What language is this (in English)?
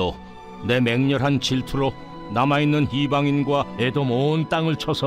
Korean